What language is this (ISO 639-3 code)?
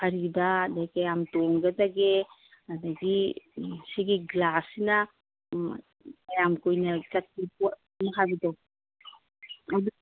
mni